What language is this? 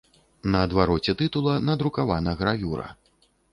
Belarusian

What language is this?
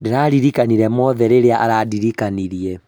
Kikuyu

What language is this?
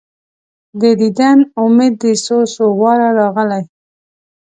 Pashto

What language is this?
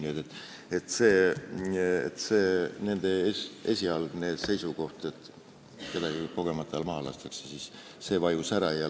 Estonian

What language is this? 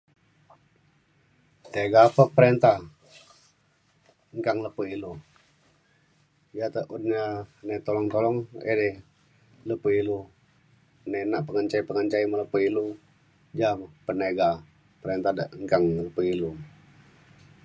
Mainstream Kenyah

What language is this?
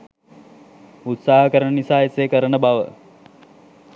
Sinhala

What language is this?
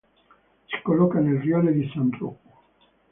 Italian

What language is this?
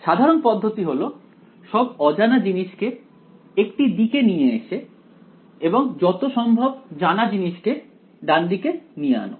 Bangla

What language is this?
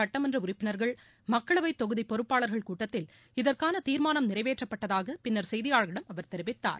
Tamil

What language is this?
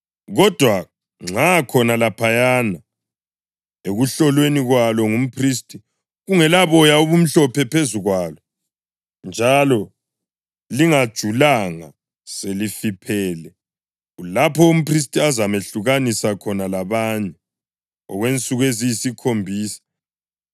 North Ndebele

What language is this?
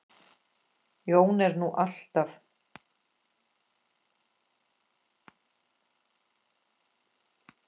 Icelandic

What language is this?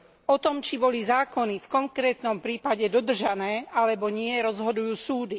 Slovak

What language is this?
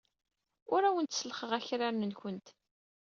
Kabyle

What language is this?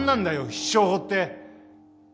Japanese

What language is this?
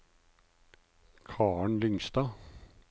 Norwegian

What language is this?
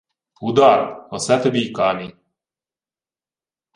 Ukrainian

